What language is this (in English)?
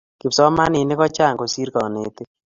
Kalenjin